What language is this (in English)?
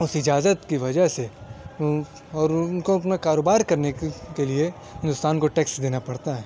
Urdu